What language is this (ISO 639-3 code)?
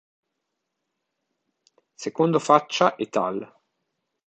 ita